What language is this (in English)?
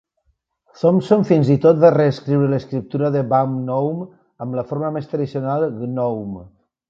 Catalan